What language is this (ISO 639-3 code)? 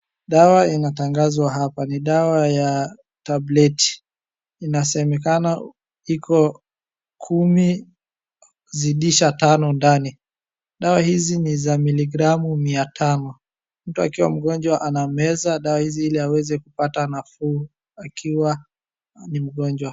swa